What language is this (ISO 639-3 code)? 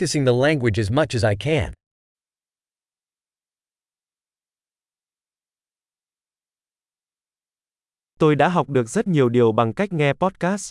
vie